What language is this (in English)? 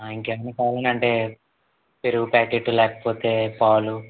Telugu